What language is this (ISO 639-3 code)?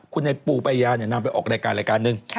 tha